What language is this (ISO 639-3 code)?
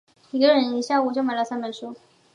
zho